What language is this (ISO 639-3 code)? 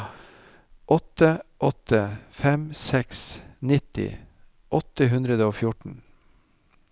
nor